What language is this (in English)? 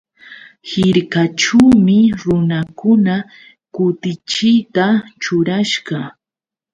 Yauyos Quechua